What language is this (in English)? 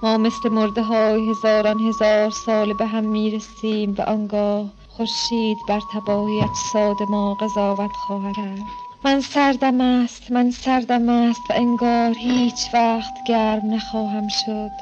Persian